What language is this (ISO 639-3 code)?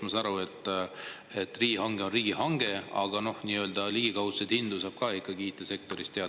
est